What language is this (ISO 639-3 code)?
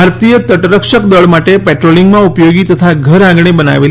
guj